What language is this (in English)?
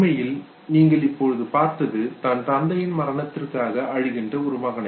Tamil